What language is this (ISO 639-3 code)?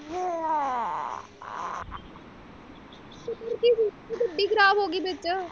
pan